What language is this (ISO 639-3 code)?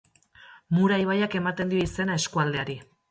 eus